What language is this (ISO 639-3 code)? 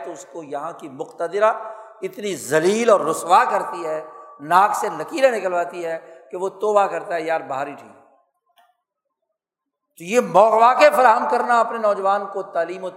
urd